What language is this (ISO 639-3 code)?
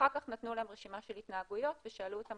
heb